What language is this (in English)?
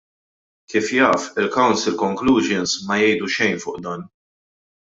Maltese